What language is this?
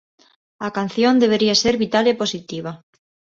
Galician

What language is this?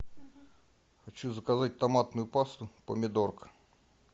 Russian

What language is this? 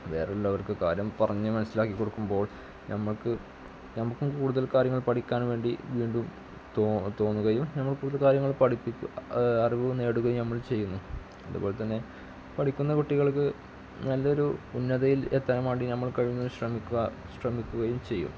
Malayalam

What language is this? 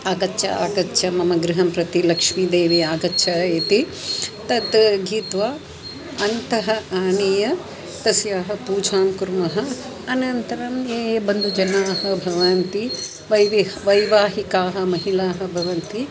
Sanskrit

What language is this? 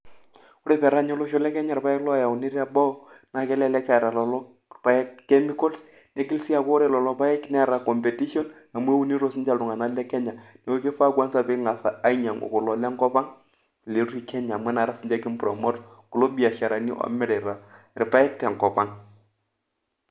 Masai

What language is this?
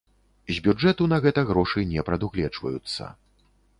Belarusian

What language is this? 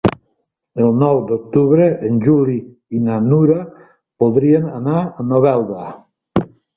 Catalan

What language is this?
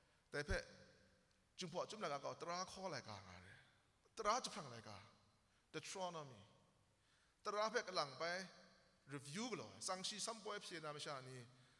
Arabic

